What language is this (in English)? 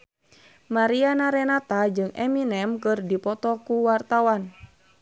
Sundanese